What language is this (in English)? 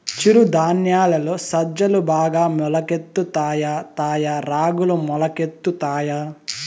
Telugu